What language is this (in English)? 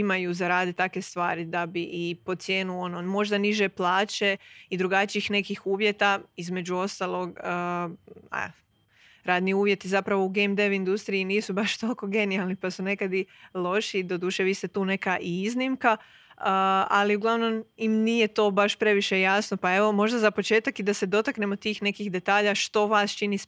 Croatian